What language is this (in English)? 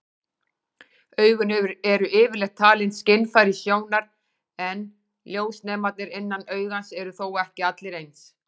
Icelandic